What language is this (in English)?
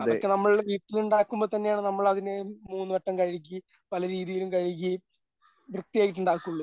Malayalam